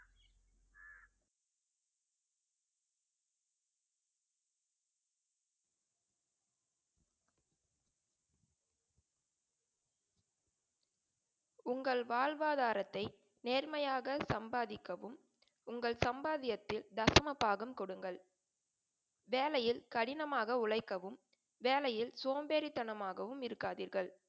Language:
Tamil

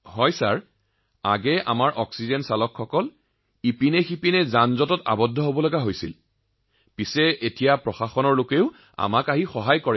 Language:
Assamese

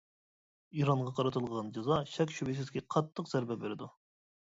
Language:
Uyghur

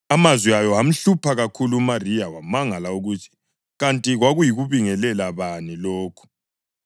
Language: North Ndebele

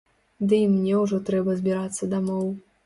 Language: Belarusian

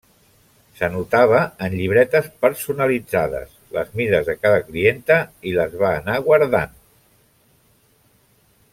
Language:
Catalan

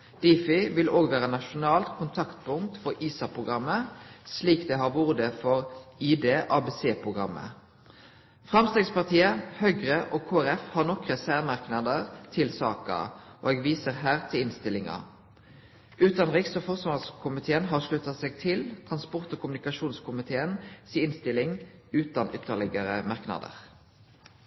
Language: Norwegian Nynorsk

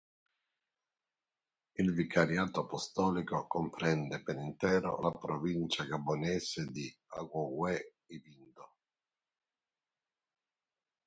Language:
Italian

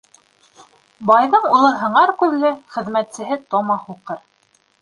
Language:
Bashkir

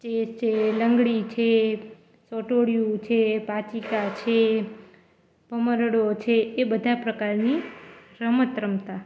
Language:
Gujarati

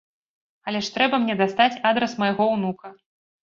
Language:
Belarusian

